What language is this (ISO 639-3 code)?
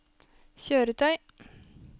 nor